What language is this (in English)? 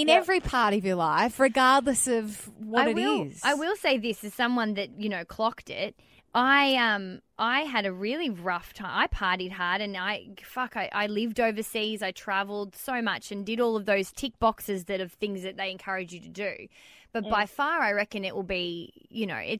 English